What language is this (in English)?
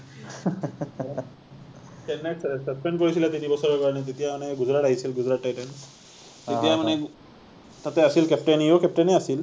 Assamese